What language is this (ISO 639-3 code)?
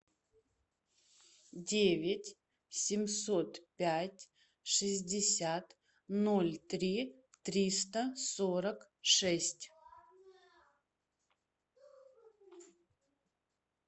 rus